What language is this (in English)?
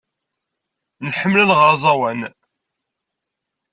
Kabyle